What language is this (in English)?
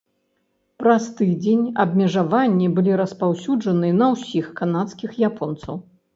Belarusian